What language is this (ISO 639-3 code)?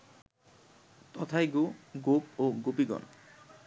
ben